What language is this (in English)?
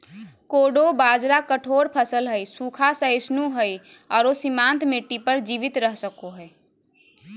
Magahi